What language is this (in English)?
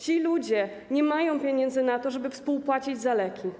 Polish